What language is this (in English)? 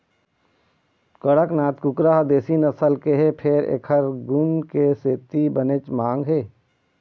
Chhattisgarhi